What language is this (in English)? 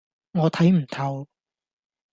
Cantonese